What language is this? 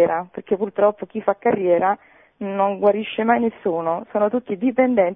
Italian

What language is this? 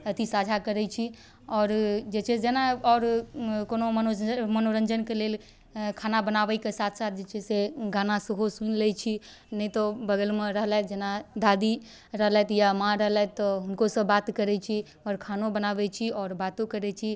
Maithili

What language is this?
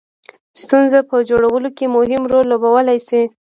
Pashto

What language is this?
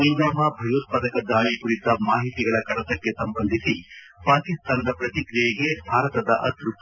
Kannada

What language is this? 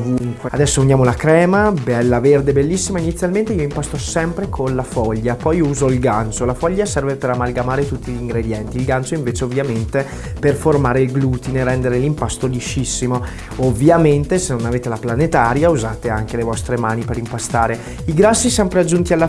Italian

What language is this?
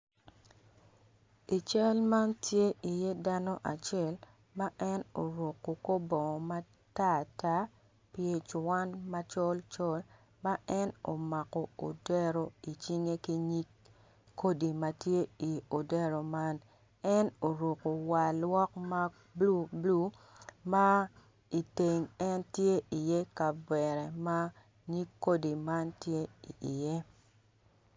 Acoli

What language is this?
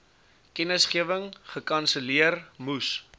Afrikaans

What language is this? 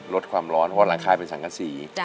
Thai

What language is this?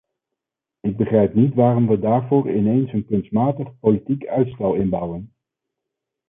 Dutch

